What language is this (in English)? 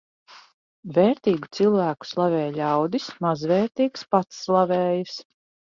Latvian